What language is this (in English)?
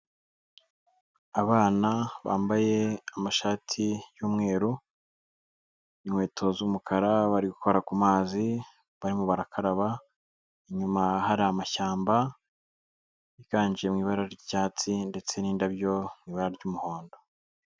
Kinyarwanda